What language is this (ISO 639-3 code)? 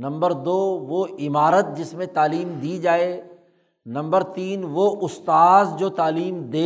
urd